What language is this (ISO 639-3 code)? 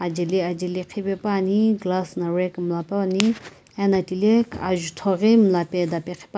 nsm